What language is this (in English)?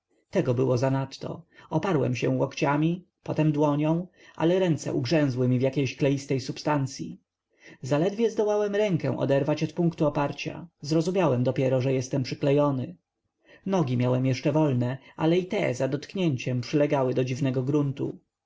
Polish